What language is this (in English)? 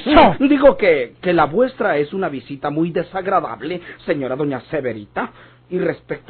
Spanish